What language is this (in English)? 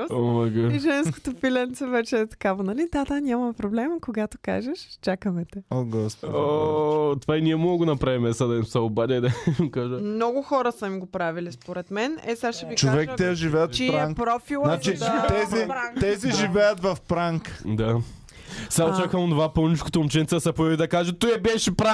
Bulgarian